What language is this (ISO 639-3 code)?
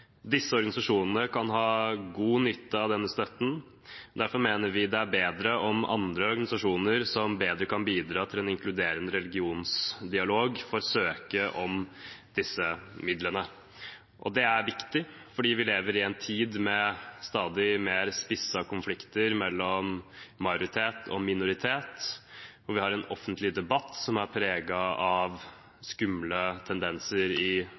nob